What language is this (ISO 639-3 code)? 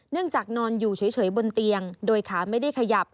tha